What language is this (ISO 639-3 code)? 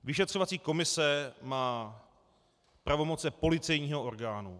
ces